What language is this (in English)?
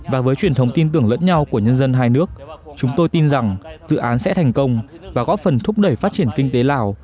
Vietnamese